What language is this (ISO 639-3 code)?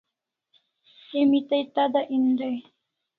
kls